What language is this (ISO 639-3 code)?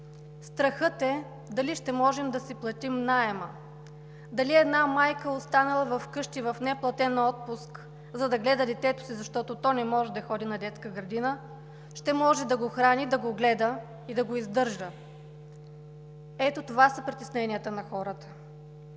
bul